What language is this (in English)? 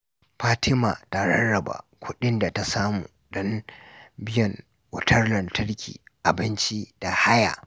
Hausa